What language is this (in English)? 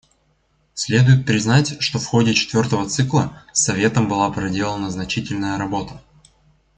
Russian